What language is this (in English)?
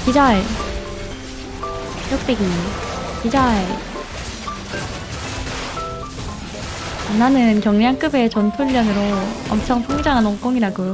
Korean